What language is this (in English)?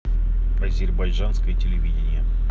Russian